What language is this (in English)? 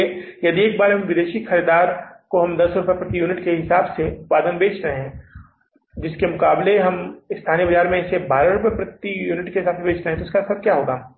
Hindi